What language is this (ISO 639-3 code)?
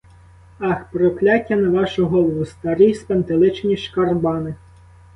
ukr